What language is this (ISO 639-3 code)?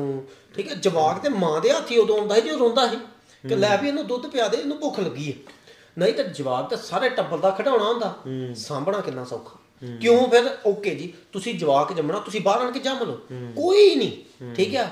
pan